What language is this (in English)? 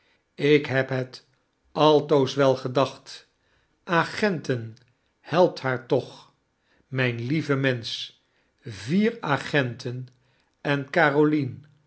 Dutch